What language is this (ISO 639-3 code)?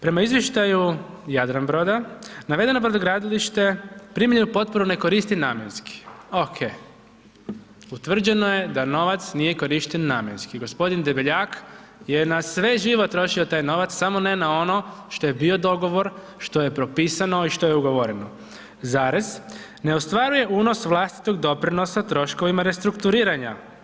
hrv